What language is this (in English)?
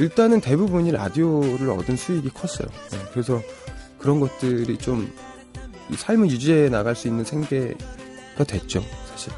Korean